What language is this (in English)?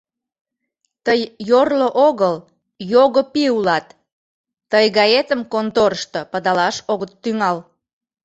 Mari